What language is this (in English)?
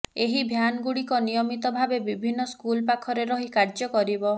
Odia